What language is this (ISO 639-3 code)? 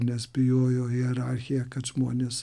lit